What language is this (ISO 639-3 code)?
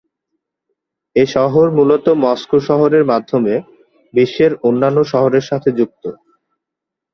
ben